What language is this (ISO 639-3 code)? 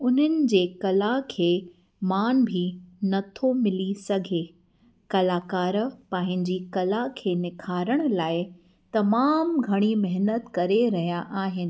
snd